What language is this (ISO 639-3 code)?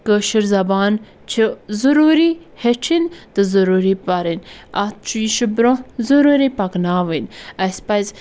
kas